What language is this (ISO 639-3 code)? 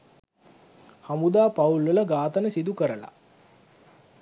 sin